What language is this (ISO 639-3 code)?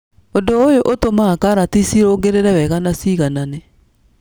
kik